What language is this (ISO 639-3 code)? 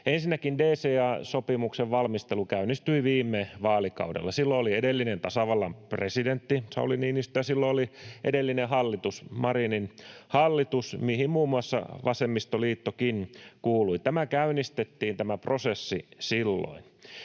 fin